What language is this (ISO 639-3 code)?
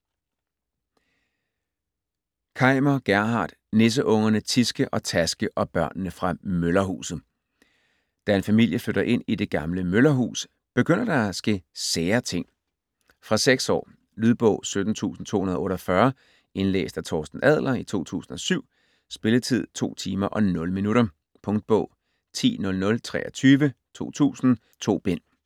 dan